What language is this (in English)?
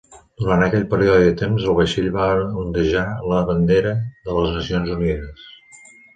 Catalan